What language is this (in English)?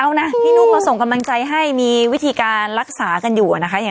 Thai